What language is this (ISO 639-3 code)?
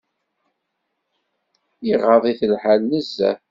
kab